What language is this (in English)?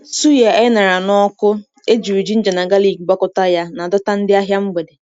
Igbo